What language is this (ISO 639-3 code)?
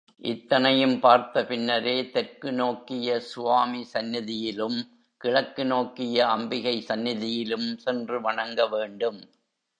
tam